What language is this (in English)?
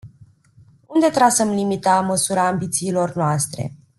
Romanian